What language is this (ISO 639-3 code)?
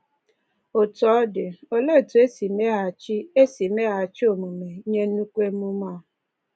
ibo